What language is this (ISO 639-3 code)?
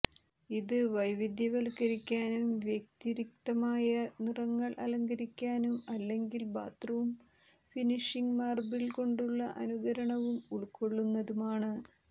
mal